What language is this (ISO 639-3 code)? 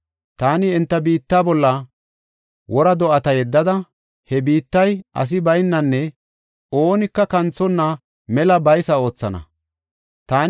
gof